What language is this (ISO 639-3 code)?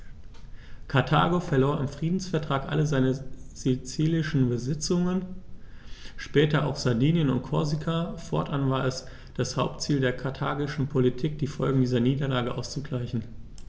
deu